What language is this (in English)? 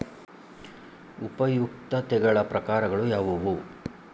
Kannada